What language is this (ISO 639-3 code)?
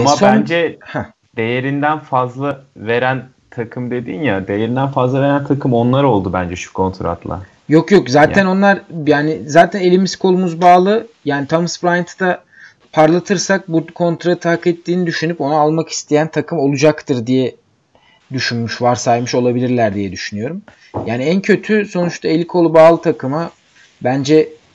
tur